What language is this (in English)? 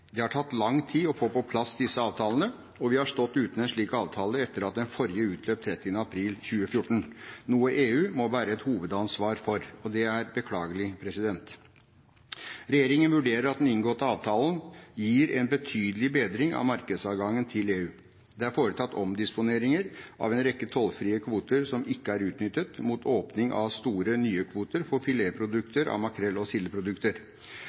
Norwegian Bokmål